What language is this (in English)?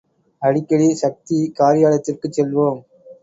Tamil